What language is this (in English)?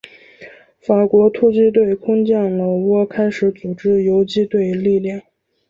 Chinese